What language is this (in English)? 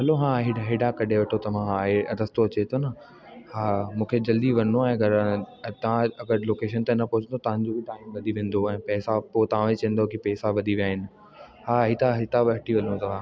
Sindhi